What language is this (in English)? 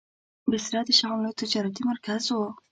Pashto